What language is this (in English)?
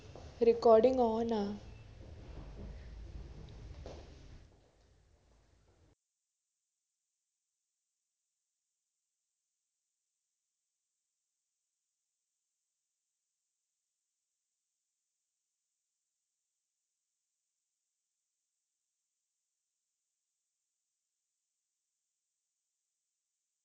Malayalam